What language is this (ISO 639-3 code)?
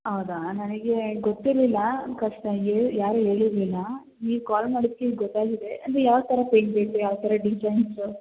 kan